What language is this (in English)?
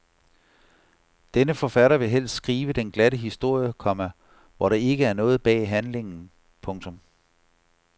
Danish